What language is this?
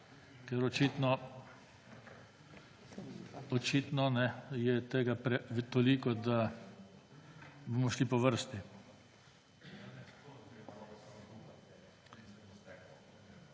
Slovenian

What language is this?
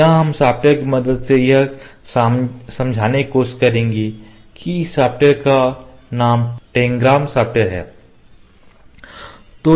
Hindi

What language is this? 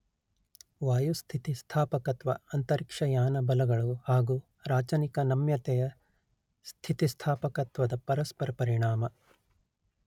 Kannada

